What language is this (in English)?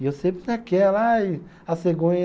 Portuguese